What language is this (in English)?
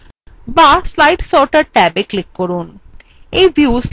Bangla